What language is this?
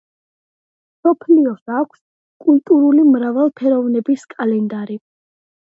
Georgian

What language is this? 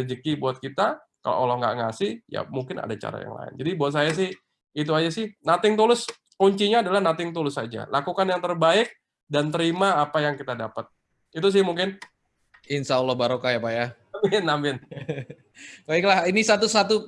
Indonesian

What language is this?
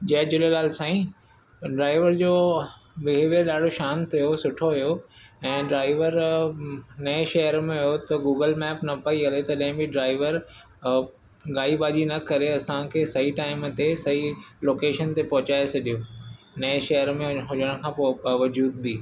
Sindhi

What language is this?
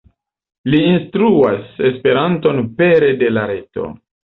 Esperanto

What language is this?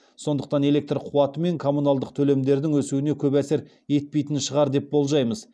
Kazakh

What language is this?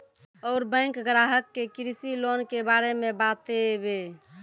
Maithili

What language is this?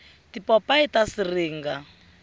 Tsonga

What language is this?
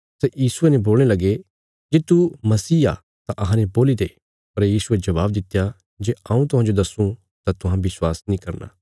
Bilaspuri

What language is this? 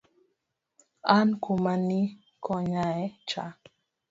Luo (Kenya and Tanzania)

